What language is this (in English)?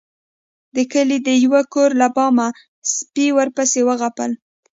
Pashto